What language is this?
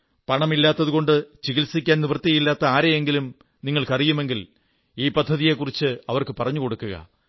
Malayalam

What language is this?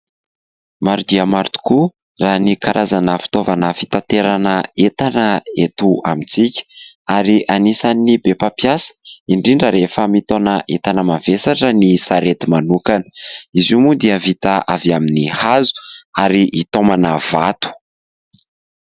Malagasy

